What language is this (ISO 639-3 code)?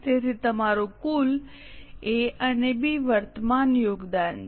guj